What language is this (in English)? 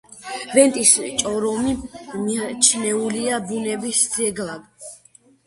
Georgian